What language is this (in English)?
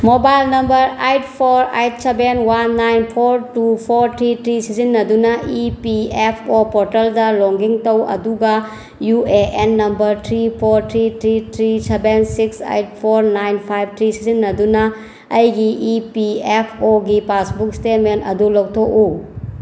Manipuri